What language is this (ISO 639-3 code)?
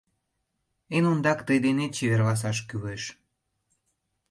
chm